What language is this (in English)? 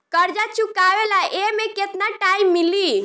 Bhojpuri